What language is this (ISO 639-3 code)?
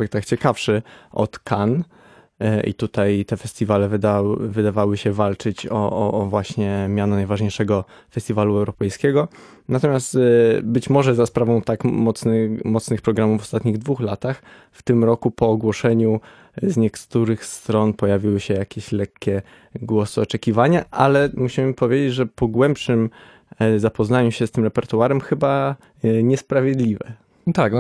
pol